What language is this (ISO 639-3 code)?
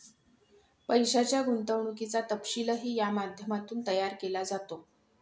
mar